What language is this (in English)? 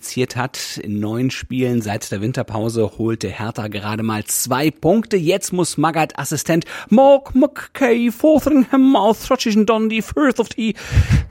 German